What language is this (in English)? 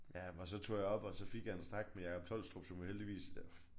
Danish